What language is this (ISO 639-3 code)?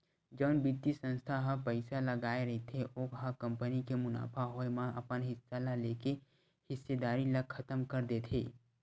hne